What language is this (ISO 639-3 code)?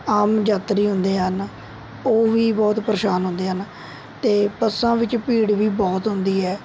pan